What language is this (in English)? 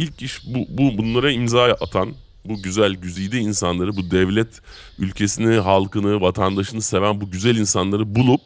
Turkish